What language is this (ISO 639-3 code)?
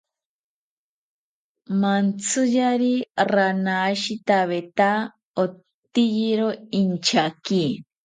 cpy